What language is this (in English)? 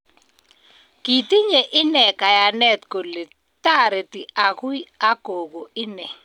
Kalenjin